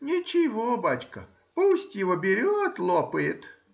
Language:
Russian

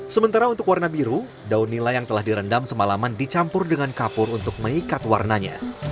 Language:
Indonesian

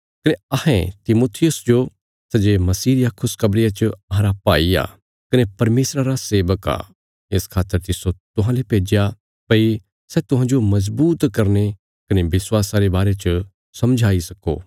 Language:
Bilaspuri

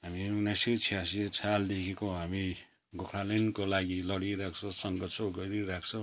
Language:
Nepali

